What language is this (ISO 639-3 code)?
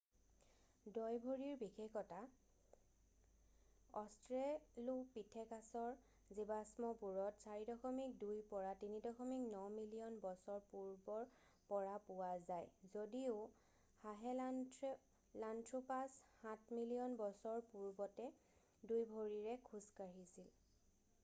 asm